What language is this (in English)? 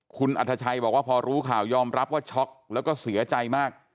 Thai